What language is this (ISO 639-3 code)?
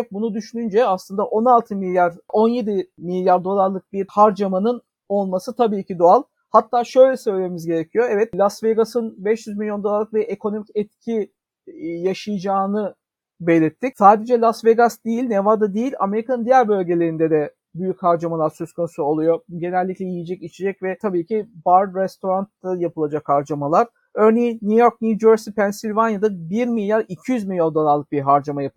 tur